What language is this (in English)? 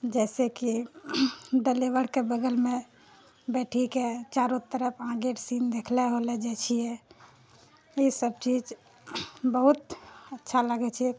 Maithili